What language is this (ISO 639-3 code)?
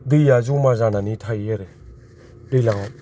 brx